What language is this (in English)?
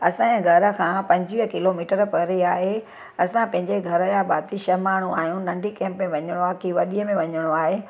Sindhi